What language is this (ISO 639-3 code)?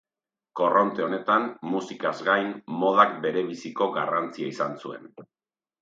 eus